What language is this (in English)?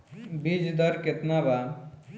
Bhojpuri